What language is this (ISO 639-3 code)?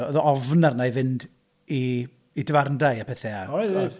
cym